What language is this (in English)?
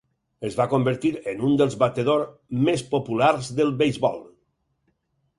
Catalan